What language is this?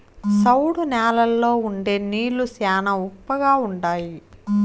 Telugu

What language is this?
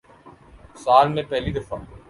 Urdu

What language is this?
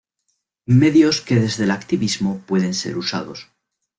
Spanish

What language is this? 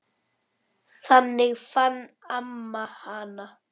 Icelandic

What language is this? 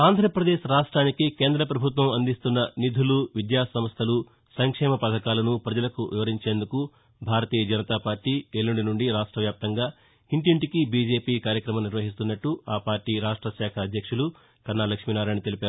Telugu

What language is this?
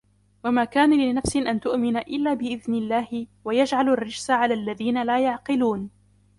Arabic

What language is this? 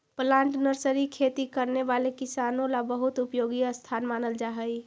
Magahi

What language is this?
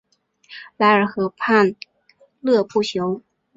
Chinese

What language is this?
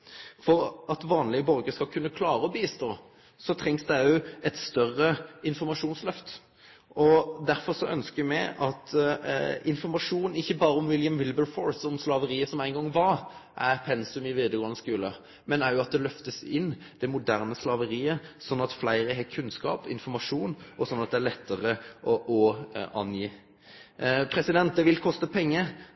Norwegian Nynorsk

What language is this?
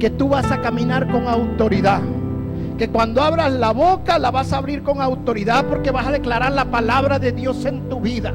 Spanish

